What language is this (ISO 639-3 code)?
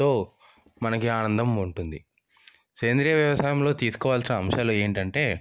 tel